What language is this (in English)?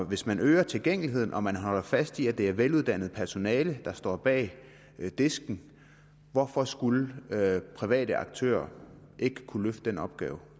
Danish